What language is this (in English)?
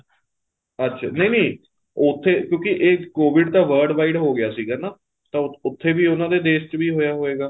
Punjabi